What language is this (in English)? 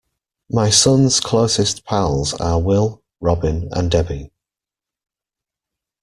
English